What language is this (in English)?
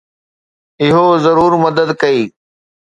Sindhi